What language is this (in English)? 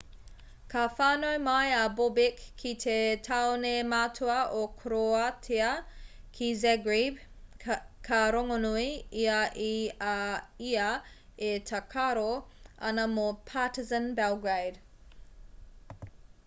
Māori